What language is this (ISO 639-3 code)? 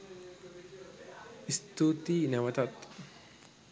sin